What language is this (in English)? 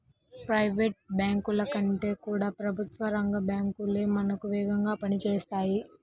Telugu